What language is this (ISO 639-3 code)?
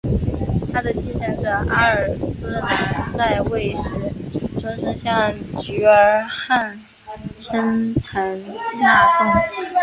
zho